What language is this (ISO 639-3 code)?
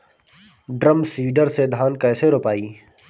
bho